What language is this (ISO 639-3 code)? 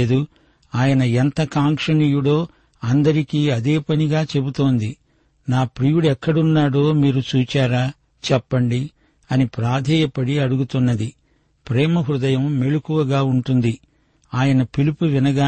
tel